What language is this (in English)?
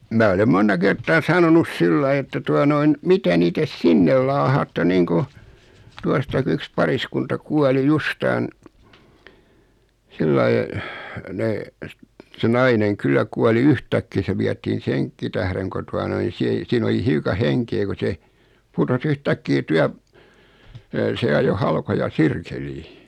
Finnish